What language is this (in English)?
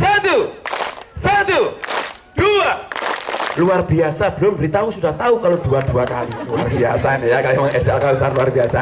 Indonesian